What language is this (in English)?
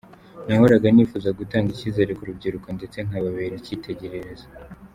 Kinyarwanda